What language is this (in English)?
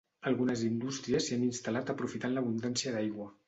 Catalan